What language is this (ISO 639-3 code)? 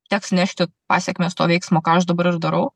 lit